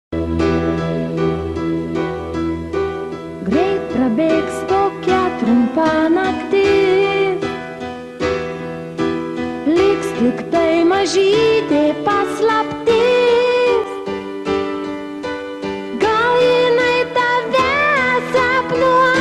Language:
Romanian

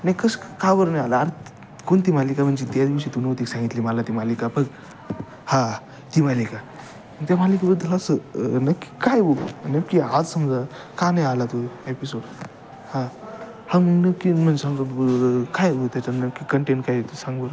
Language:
Marathi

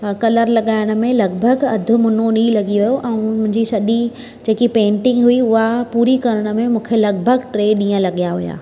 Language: Sindhi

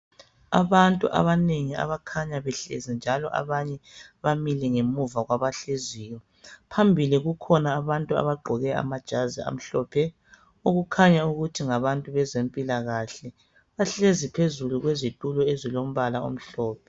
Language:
North Ndebele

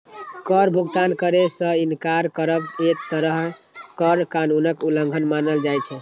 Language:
Maithili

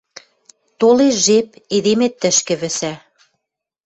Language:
Western Mari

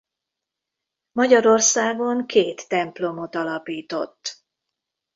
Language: Hungarian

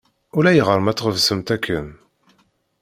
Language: Kabyle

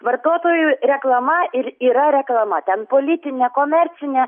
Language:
Lithuanian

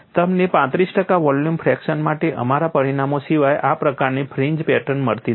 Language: Gujarati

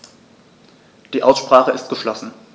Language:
German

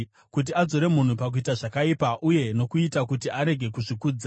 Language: Shona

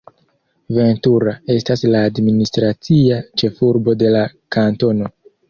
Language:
Esperanto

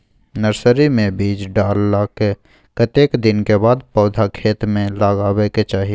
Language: Maithili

